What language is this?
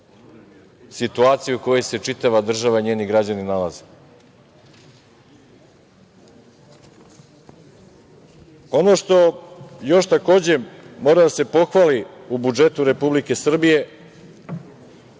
Serbian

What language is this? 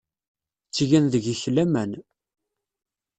Kabyle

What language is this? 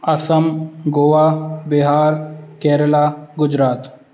Sindhi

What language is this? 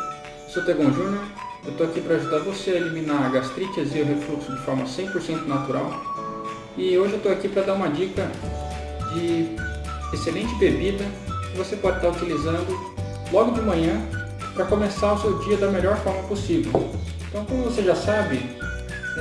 Portuguese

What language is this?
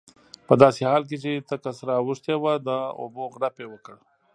Pashto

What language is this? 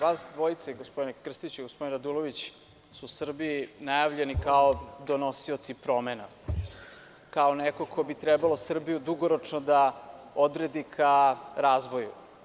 Serbian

